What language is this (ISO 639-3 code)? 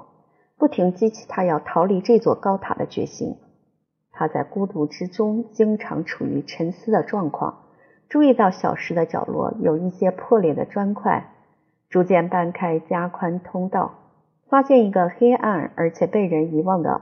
zho